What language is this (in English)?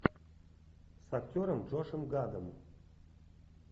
Russian